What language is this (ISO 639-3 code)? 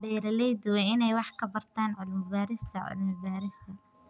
som